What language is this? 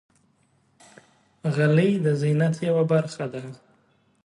Pashto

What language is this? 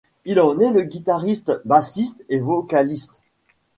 French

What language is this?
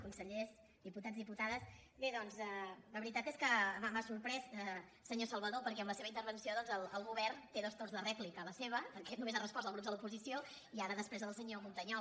Catalan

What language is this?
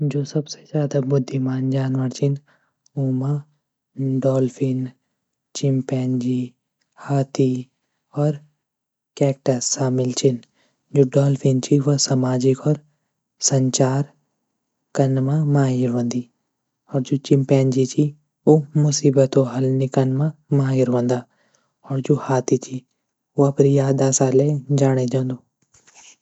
Garhwali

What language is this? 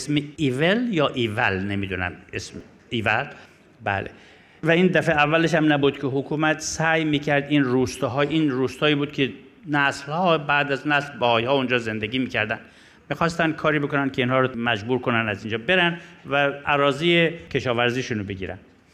Persian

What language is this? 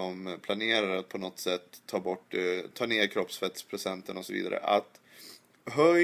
Swedish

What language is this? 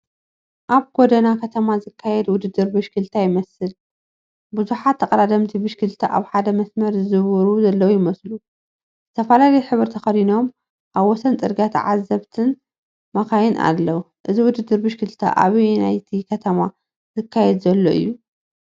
Tigrinya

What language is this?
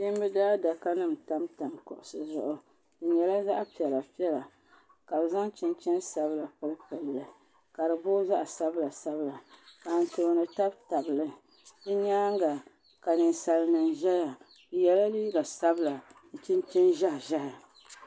Dagbani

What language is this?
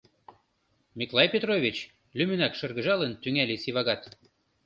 Mari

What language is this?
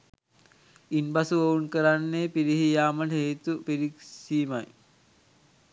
Sinhala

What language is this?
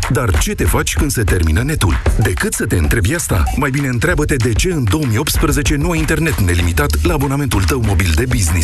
Romanian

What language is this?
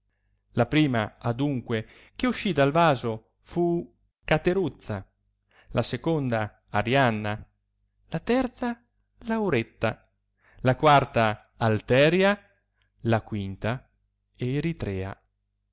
Italian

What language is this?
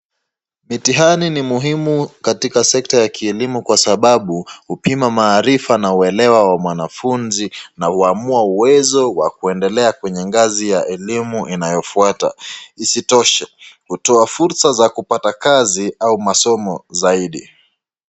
Swahili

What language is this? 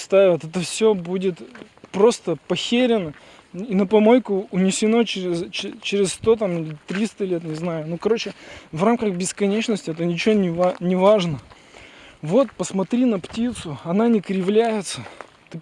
Russian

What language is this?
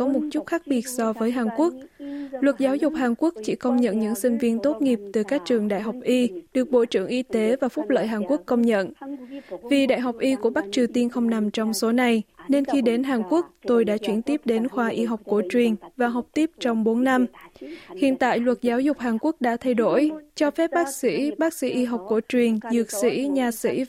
Vietnamese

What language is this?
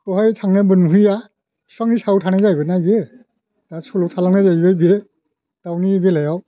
Bodo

